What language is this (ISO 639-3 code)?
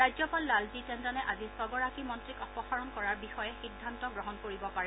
asm